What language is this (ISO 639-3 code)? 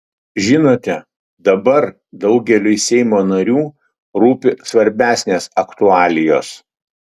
lit